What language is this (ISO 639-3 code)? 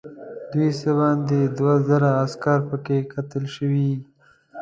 pus